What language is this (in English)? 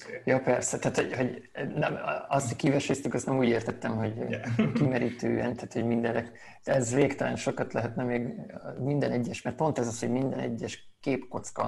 Hungarian